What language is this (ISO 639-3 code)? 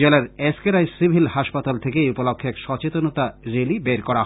ben